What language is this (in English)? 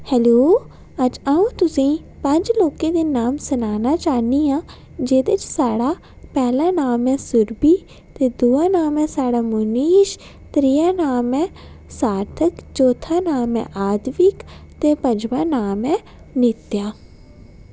Dogri